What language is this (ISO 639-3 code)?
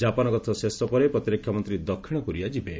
ori